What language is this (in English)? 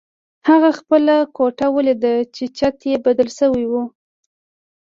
Pashto